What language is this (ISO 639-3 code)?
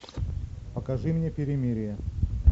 rus